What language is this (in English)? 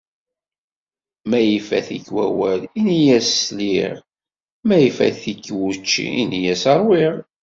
Kabyle